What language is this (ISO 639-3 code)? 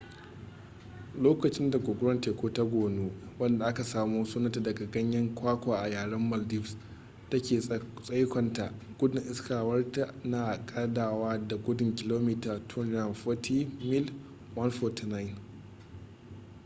hau